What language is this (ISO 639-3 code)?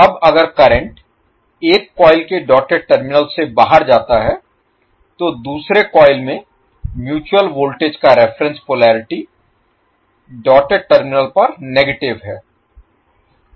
hin